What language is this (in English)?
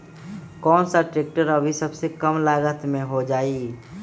Magahi